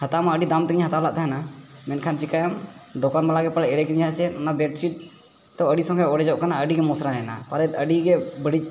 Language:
Santali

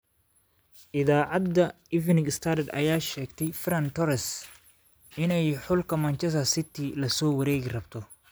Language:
Somali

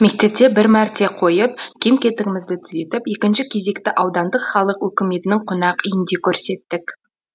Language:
Kazakh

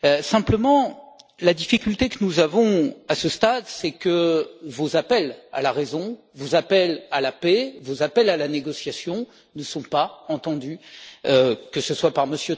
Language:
French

